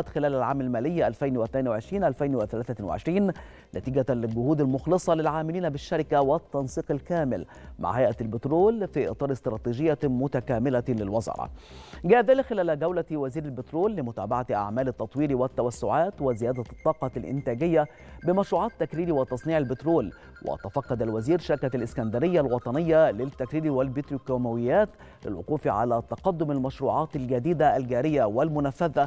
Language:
Arabic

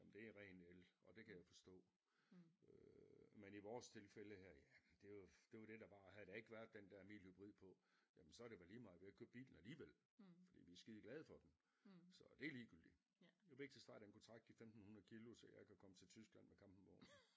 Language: Danish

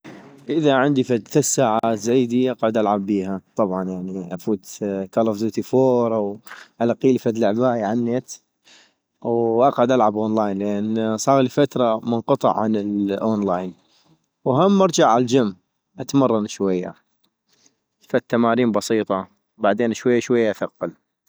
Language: North Mesopotamian Arabic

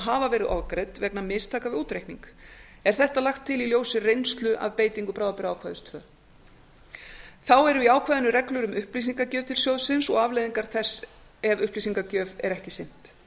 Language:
Icelandic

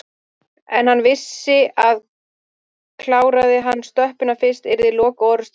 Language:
Icelandic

